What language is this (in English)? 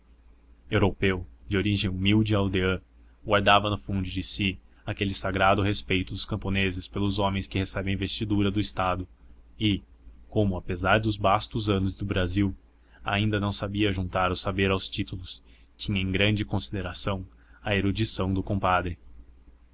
Portuguese